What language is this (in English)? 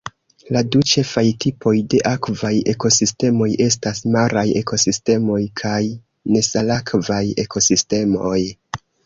Esperanto